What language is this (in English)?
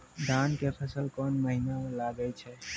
Maithili